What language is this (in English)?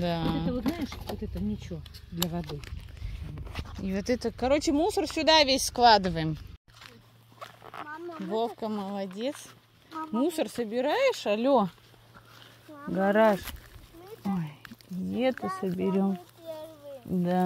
Russian